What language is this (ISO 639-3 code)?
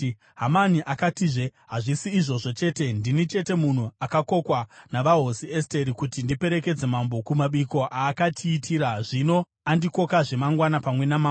sna